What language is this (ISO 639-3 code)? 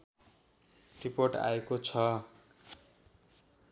nep